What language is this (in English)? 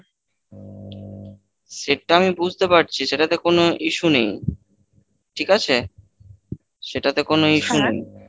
Bangla